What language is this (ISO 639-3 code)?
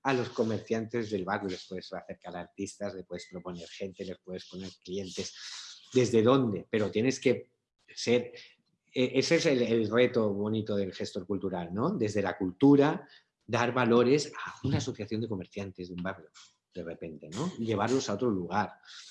spa